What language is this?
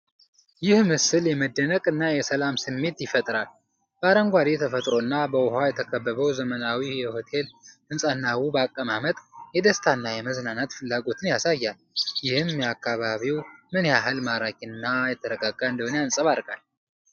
Amharic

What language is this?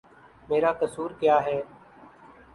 Urdu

